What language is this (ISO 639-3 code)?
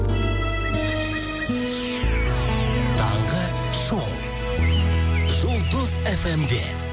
kaz